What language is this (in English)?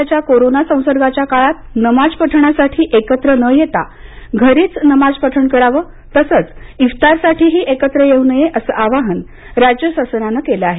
Marathi